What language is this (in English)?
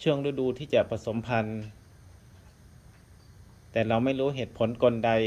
Thai